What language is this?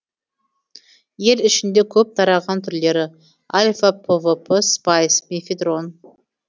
Kazakh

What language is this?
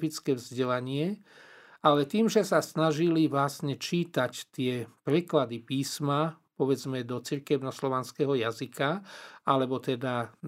Slovak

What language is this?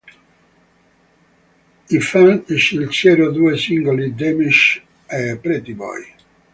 Italian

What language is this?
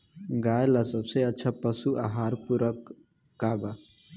Bhojpuri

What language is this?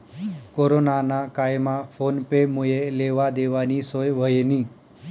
Marathi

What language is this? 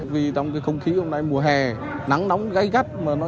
Vietnamese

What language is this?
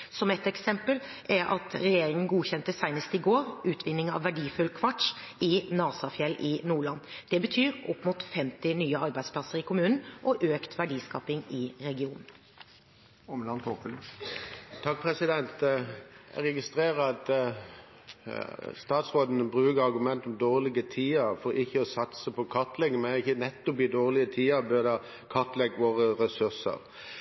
Norwegian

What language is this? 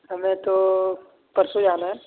Urdu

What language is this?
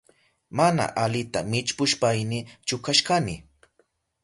Southern Pastaza Quechua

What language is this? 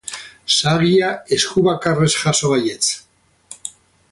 Basque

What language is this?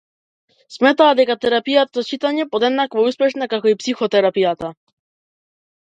Macedonian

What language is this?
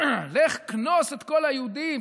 Hebrew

